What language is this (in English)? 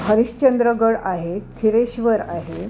Marathi